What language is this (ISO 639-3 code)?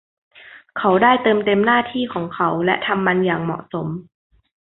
tha